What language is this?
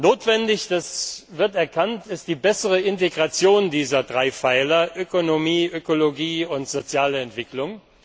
German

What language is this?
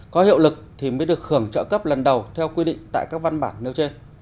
Vietnamese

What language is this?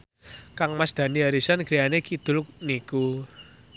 Javanese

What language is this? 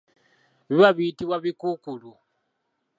Ganda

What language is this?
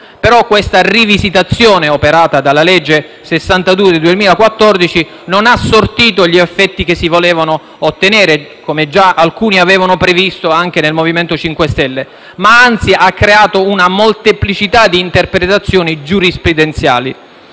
Italian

